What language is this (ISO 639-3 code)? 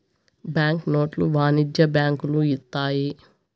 tel